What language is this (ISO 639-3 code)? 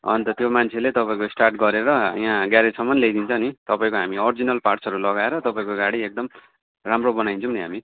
nep